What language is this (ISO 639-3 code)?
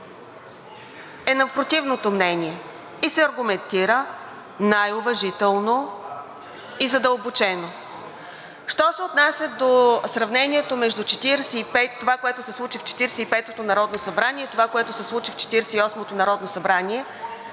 bul